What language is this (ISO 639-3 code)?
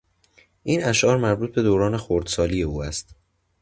fas